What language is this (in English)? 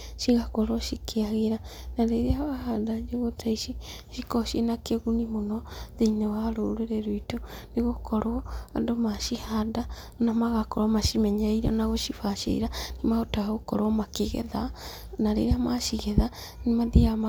Kikuyu